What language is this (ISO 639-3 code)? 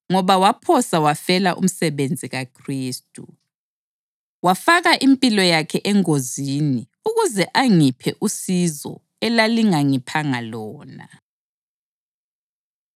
nde